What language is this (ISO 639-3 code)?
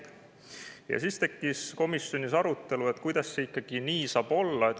est